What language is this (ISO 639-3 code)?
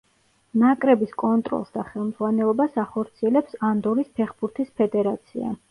kat